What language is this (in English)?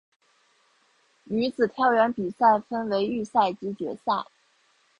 Chinese